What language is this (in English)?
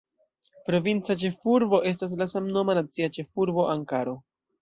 Esperanto